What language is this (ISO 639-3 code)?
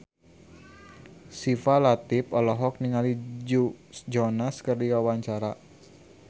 sun